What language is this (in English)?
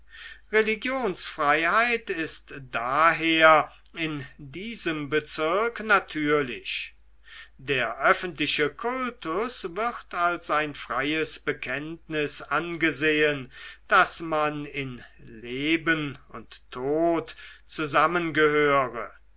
German